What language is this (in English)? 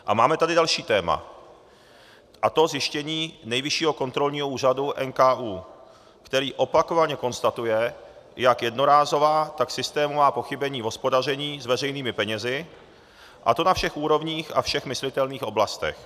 Czech